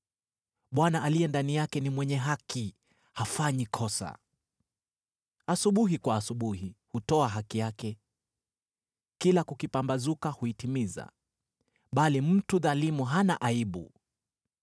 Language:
Swahili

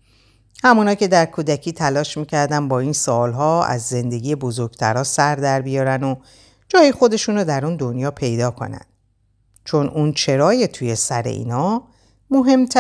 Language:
Persian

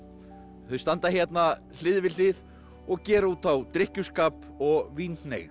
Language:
Icelandic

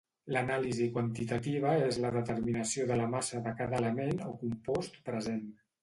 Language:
Catalan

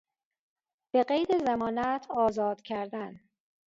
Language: Persian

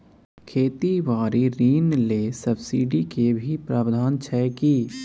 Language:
Maithili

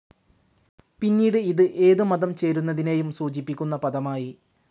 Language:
Malayalam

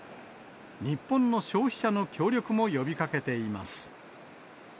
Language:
Japanese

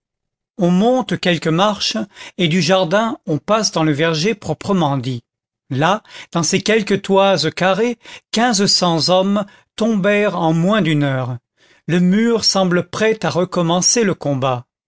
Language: French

